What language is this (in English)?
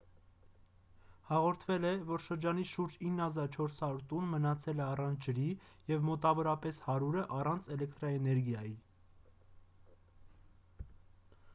Armenian